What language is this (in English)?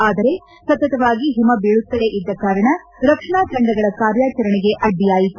Kannada